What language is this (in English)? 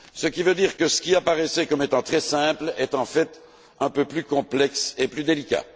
French